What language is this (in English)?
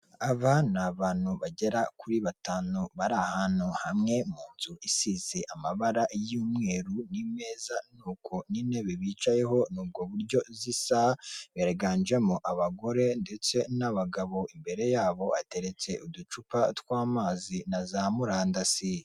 Kinyarwanda